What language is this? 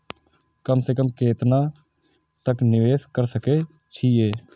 Maithili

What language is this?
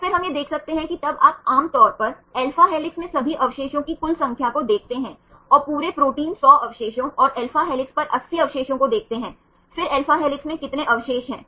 Hindi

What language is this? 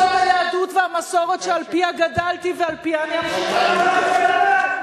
Hebrew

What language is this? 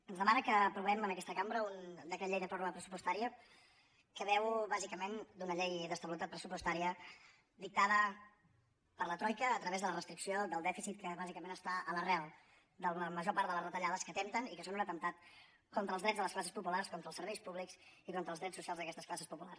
Catalan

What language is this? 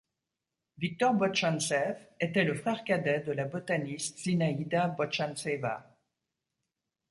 French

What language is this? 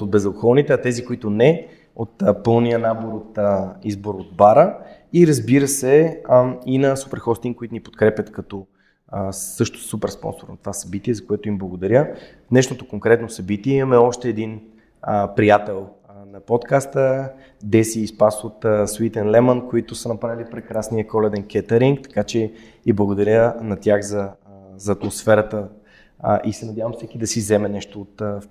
Bulgarian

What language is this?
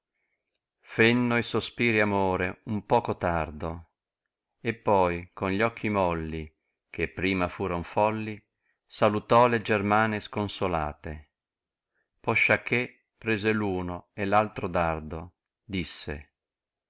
Italian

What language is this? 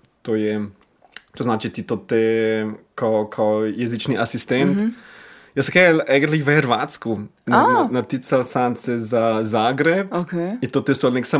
Croatian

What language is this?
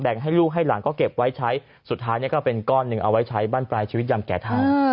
Thai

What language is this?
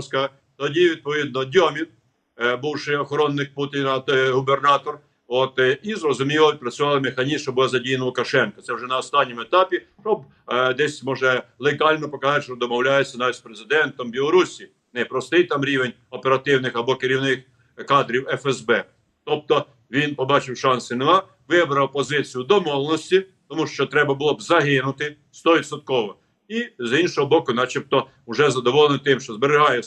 Ukrainian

